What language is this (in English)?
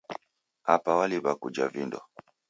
Taita